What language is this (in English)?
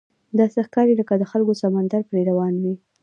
Pashto